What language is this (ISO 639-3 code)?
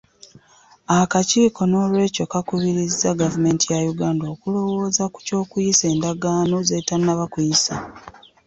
lug